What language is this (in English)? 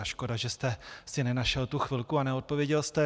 Czech